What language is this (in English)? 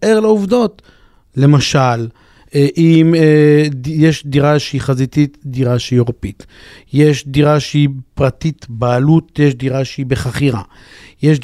Hebrew